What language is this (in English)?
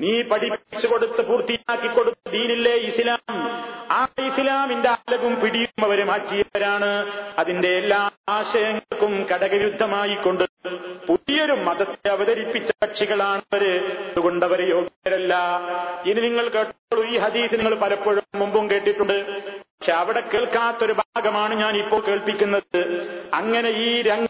Malayalam